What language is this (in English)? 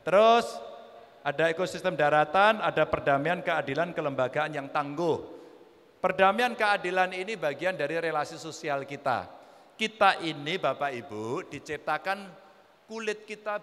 Indonesian